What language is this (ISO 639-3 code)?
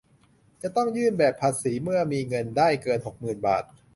tha